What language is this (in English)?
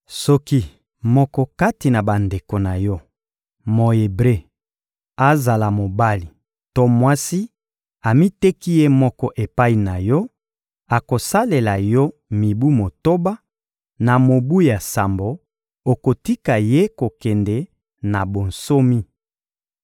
Lingala